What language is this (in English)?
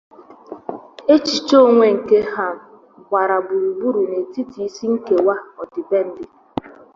Igbo